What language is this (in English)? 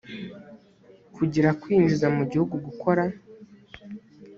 Kinyarwanda